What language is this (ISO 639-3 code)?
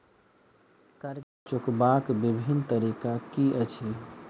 mai